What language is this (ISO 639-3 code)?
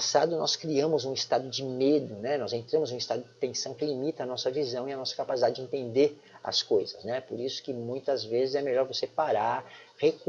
por